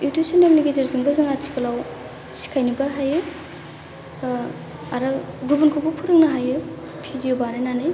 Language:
Bodo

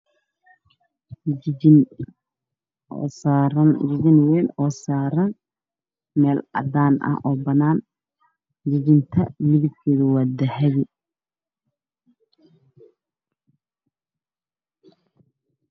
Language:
Somali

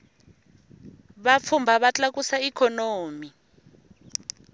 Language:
Tsonga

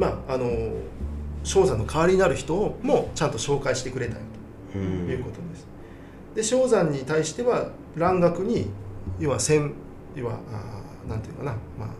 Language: Japanese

